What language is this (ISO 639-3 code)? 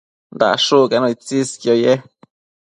mcf